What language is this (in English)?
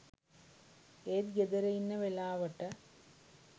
Sinhala